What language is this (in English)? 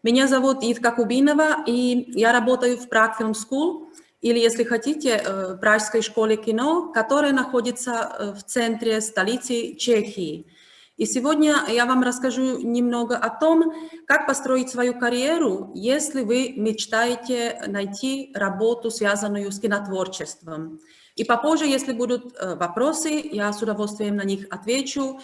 Russian